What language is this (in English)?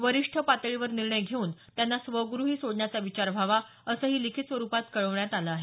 Marathi